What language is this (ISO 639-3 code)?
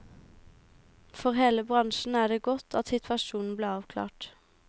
nor